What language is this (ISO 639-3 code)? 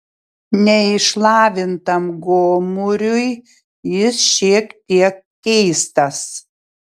lit